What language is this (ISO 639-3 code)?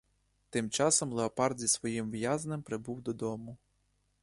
ukr